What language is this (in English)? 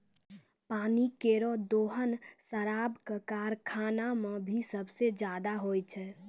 Maithili